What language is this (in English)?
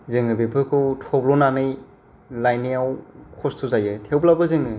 Bodo